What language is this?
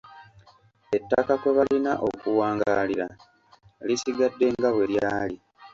Ganda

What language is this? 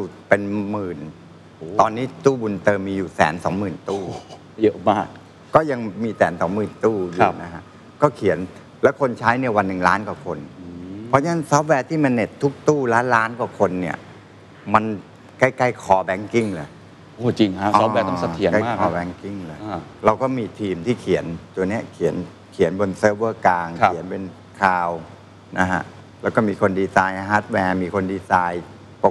Thai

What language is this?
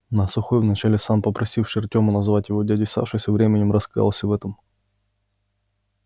Russian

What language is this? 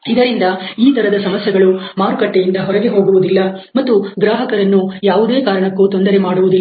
Kannada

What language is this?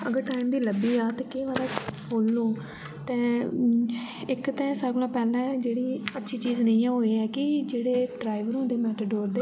Dogri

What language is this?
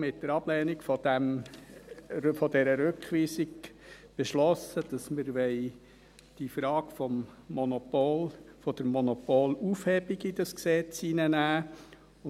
Swiss German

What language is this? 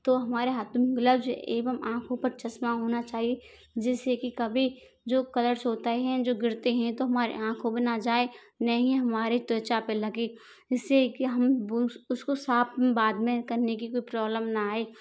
Hindi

